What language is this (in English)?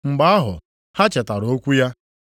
Igbo